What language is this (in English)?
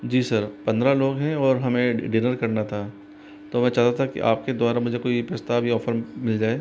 Hindi